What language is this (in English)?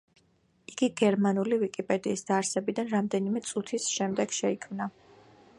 Georgian